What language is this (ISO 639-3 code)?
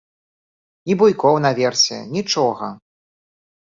bel